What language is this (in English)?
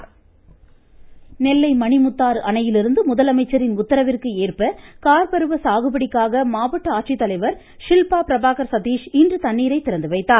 Tamil